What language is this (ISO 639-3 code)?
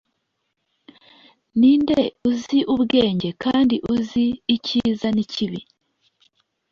kin